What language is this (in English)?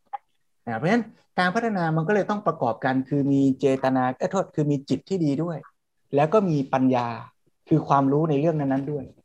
Thai